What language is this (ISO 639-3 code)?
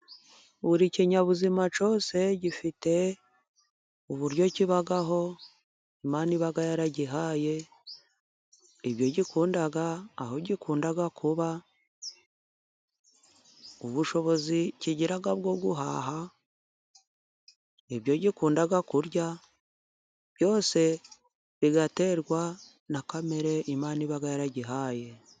kin